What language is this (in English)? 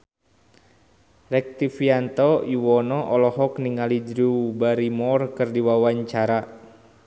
Sundanese